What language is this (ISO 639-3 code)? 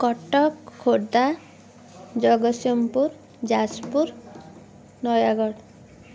ori